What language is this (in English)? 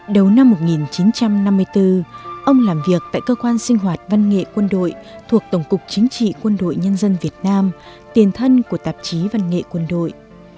Vietnamese